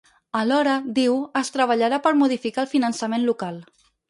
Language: Catalan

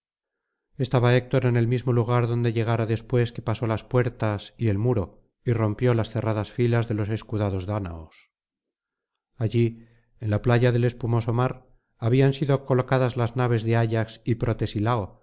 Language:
Spanish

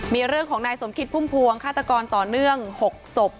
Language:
Thai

